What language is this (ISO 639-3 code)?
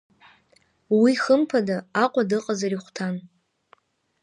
abk